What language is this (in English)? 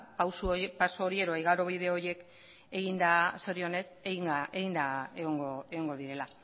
Basque